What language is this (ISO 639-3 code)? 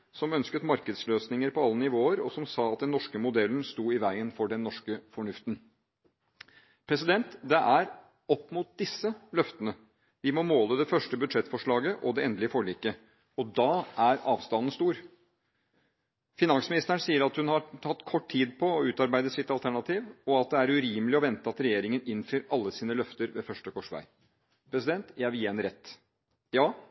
nob